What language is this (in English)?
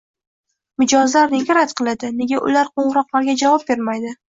Uzbek